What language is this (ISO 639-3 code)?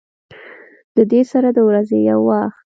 pus